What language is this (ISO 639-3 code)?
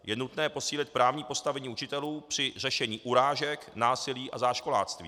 ces